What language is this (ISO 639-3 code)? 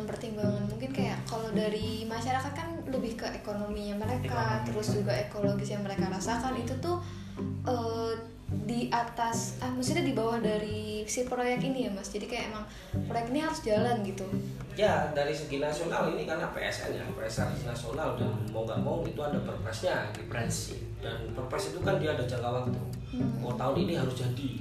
ind